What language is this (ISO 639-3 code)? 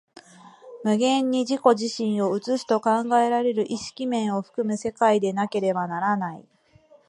jpn